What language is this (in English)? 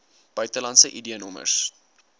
Afrikaans